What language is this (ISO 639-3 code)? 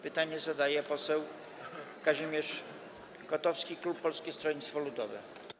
pol